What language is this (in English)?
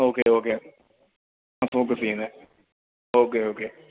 Malayalam